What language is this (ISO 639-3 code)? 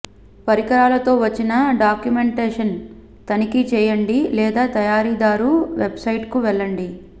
tel